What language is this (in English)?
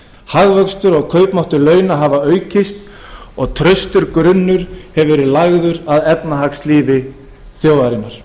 Icelandic